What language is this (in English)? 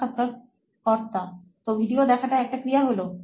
Bangla